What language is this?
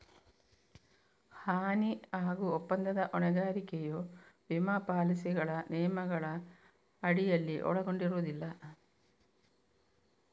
Kannada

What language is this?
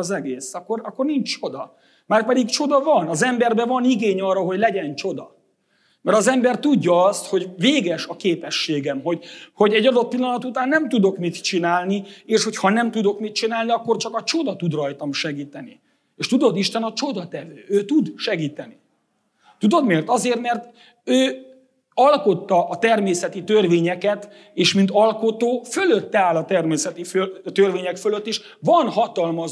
Hungarian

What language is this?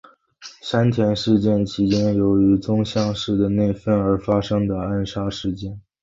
Chinese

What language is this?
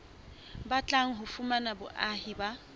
Southern Sotho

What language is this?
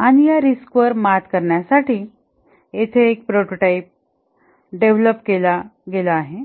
Marathi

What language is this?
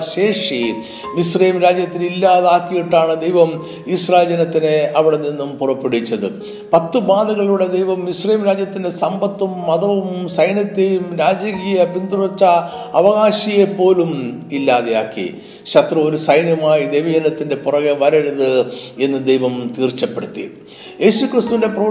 Malayalam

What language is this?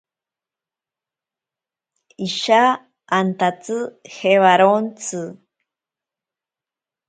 Ashéninka Perené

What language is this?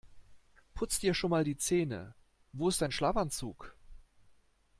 German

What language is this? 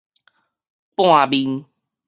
Min Nan Chinese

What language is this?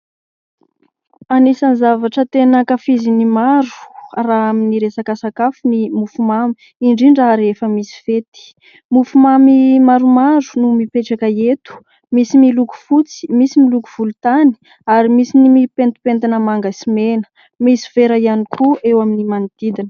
Malagasy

